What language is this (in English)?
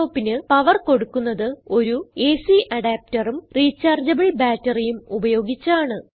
Malayalam